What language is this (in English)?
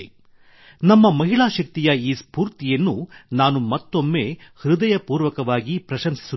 Kannada